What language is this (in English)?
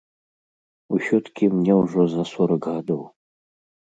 Belarusian